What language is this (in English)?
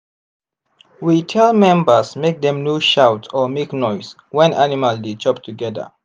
Nigerian Pidgin